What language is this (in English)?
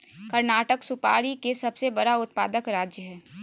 Magahi